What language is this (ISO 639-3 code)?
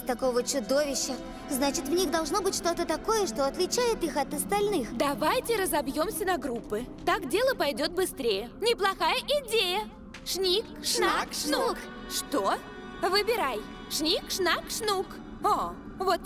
rus